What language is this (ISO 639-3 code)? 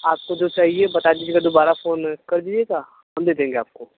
hin